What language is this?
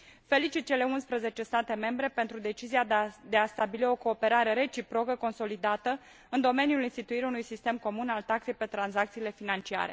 Romanian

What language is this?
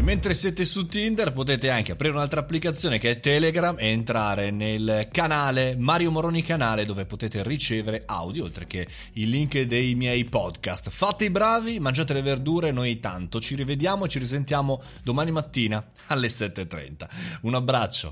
Italian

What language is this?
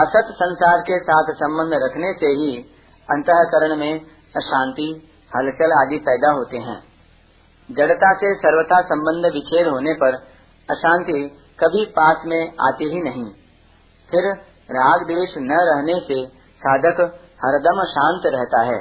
Hindi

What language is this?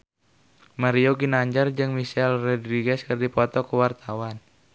Sundanese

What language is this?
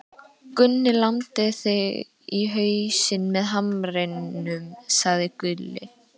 Icelandic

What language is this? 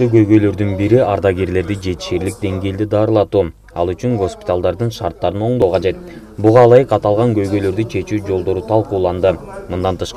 Turkish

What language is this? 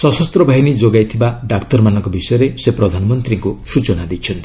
Odia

